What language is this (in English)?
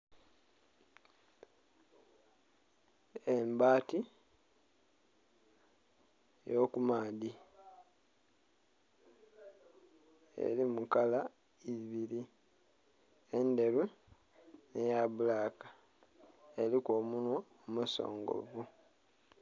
Soga